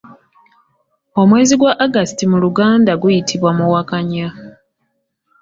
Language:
Ganda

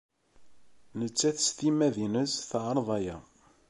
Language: Kabyle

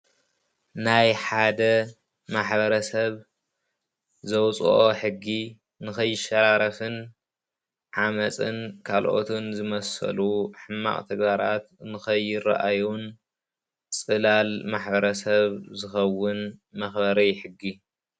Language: Tigrinya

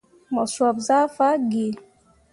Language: Mundang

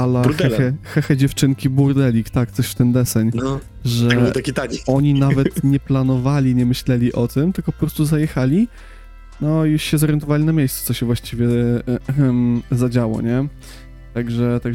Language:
Polish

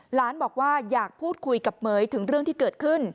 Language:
Thai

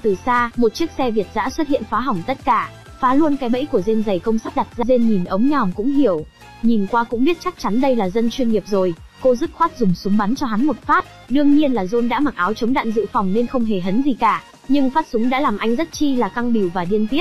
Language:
Vietnamese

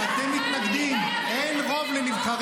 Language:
Hebrew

